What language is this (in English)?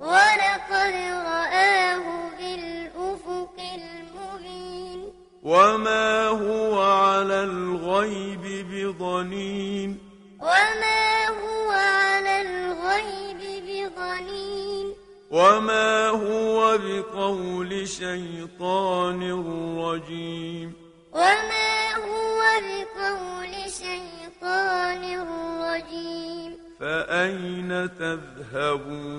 Arabic